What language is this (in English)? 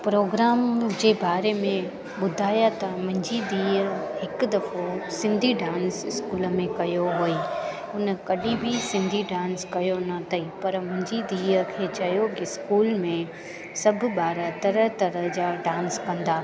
Sindhi